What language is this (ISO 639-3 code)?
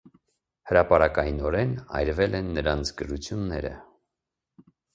hye